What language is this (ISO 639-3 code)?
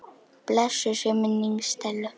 isl